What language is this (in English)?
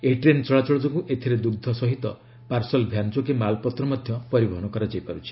Odia